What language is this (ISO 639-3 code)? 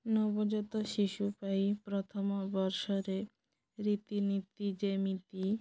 ori